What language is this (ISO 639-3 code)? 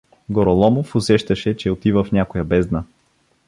bul